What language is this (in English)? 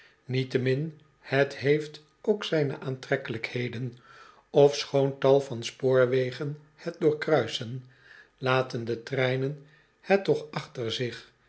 Dutch